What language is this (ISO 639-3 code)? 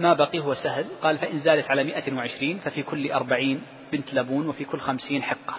ara